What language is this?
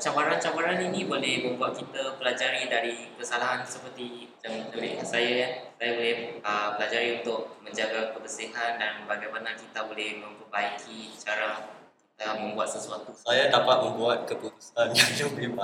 Malay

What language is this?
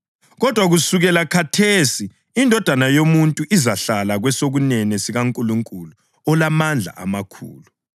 North Ndebele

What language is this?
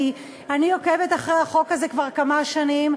Hebrew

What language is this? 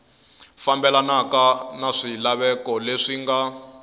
Tsonga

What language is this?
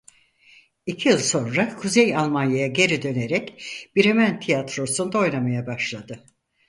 Turkish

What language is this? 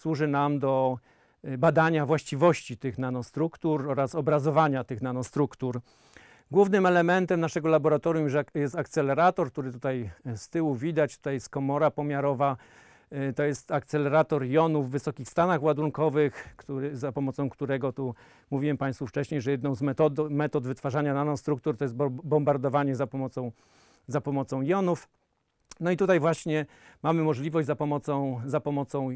Polish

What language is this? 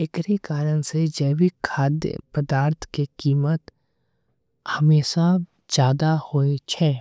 Angika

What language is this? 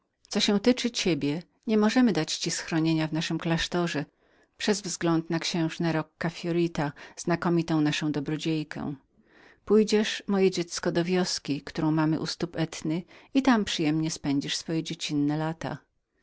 Polish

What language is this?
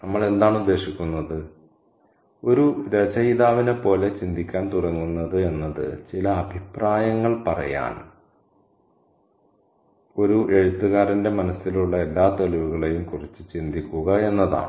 Malayalam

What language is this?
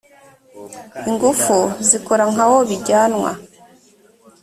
Kinyarwanda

